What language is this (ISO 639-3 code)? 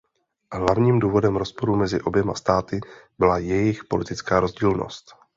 ces